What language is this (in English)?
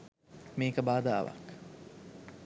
Sinhala